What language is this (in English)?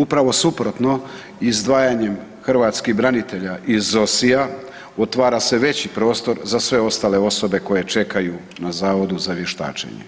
Croatian